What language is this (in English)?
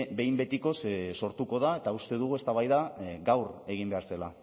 Basque